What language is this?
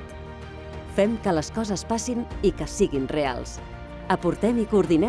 Catalan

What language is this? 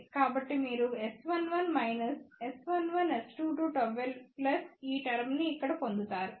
Telugu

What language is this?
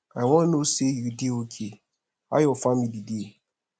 Nigerian Pidgin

